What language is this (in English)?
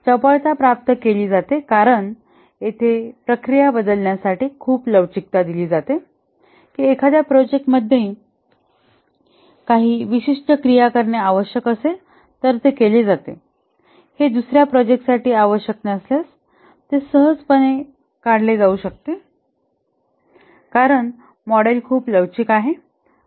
Marathi